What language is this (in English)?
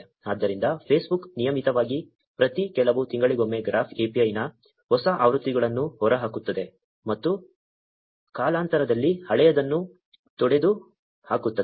Kannada